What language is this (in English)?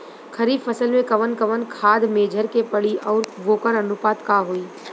Bhojpuri